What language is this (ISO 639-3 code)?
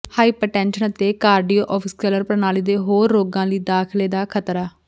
pan